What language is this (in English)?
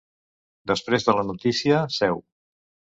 Catalan